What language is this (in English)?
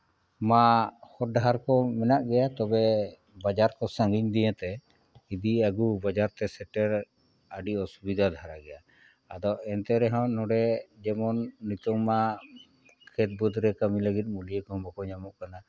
Santali